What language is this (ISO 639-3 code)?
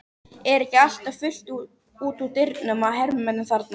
isl